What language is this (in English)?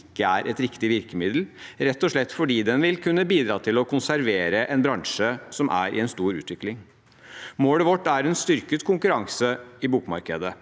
Norwegian